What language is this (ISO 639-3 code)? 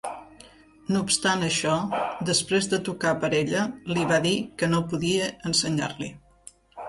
cat